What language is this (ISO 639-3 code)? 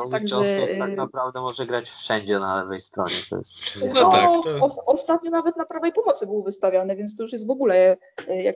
pol